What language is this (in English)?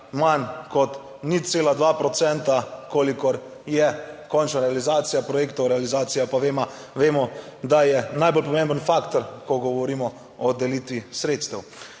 Slovenian